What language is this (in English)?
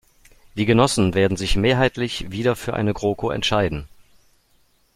German